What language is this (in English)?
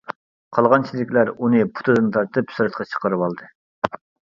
Uyghur